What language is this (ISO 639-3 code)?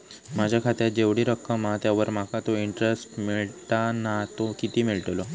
mar